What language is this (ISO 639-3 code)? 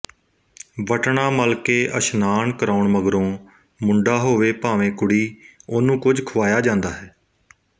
pan